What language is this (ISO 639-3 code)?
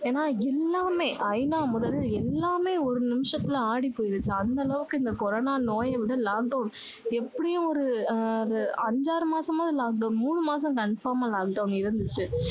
tam